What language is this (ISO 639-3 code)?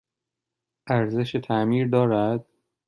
fas